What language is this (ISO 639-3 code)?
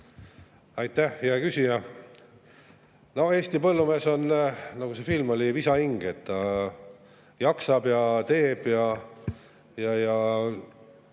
est